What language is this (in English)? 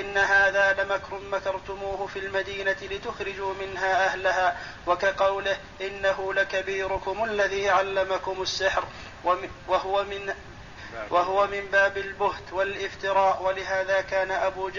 Arabic